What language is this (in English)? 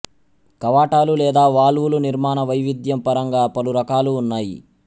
Telugu